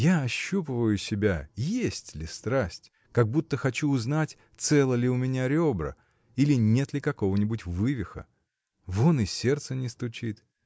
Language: Russian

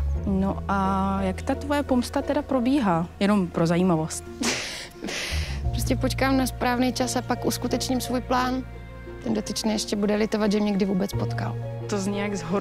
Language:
Czech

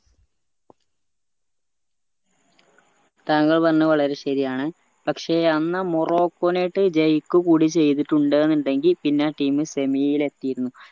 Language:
Malayalam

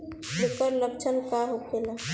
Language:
Bhojpuri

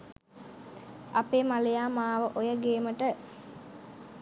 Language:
Sinhala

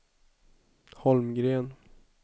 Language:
Swedish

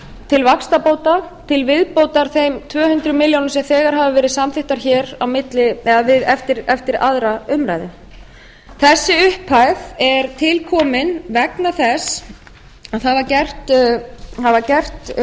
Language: Icelandic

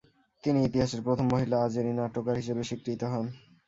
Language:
Bangla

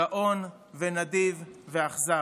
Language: Hebrew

